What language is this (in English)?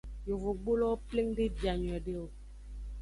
Aja (Benin)